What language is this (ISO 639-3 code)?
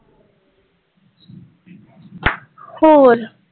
pan